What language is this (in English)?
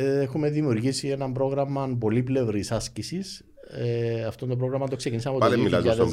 Greek